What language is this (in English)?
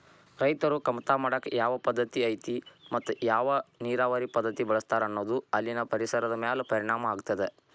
Kannada